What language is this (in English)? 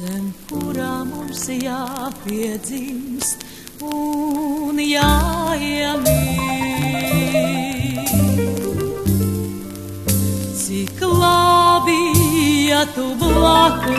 Romanian